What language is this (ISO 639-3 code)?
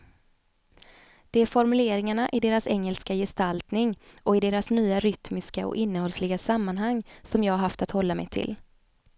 swe